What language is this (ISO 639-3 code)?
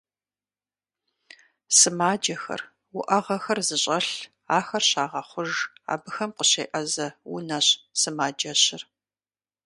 kbd